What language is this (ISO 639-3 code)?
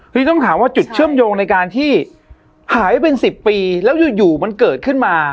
tha